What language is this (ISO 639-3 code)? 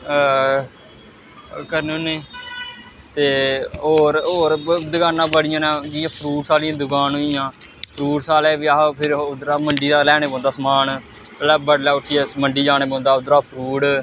doi